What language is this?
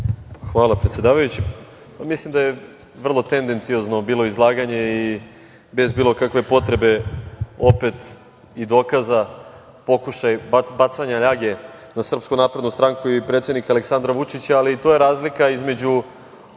Serbian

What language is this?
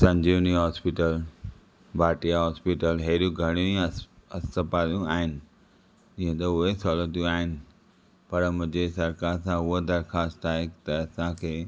Sindhi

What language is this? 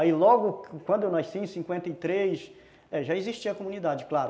Portuguese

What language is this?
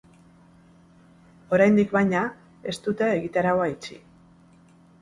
Basque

